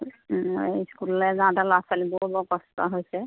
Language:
Assamese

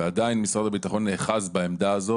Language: Hebrew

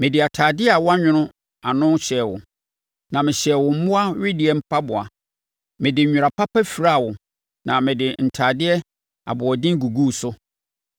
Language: Akan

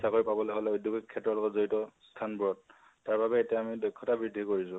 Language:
Assamese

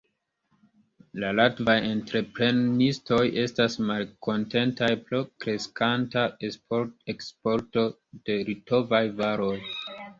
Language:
Esperanto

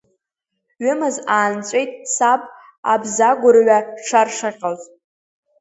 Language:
Abkhazian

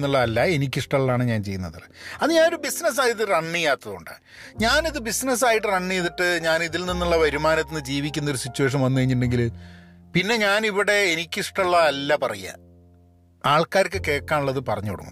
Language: Malayalam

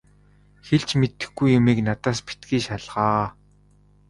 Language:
Mongolian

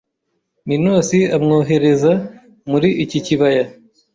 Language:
Kinyarwanda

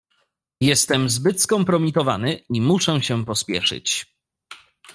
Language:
Polish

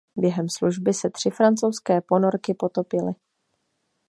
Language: Czech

